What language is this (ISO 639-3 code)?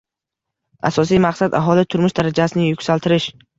uzb